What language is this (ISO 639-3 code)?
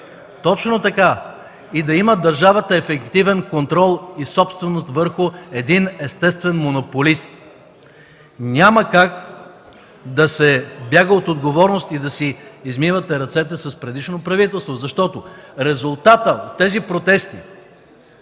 bul